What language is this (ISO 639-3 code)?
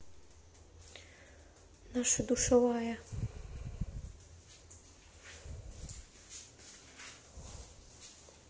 rus